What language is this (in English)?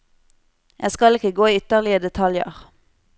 Norwegian